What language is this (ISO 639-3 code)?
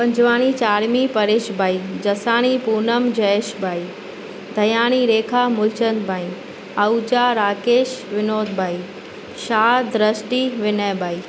snd